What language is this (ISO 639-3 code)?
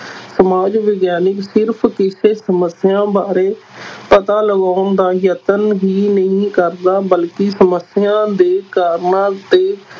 pan